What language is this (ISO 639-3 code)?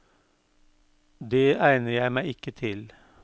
nor